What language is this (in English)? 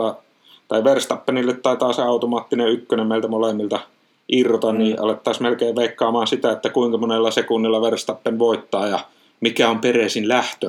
Finnish